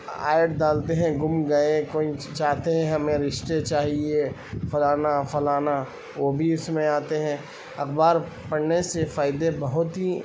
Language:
Urdu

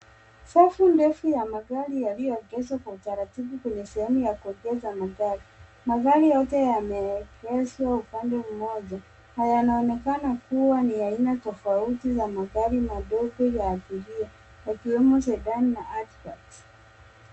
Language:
Swahili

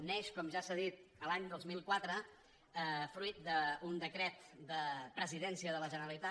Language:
Catalan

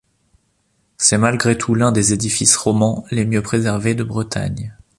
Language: French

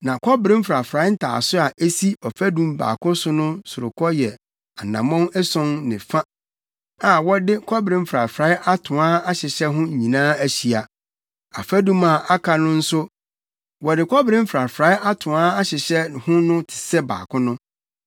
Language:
Akan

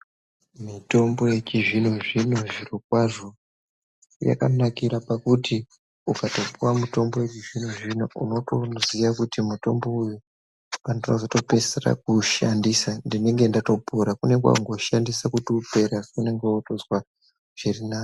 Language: Ndau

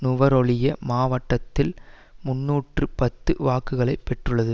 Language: Tamil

